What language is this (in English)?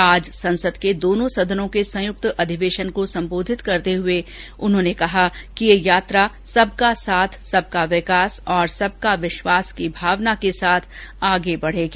Hindi